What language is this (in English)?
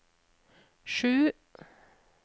Norwegian